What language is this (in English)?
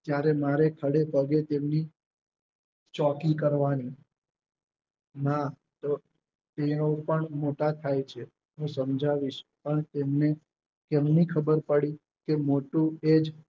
Gujarati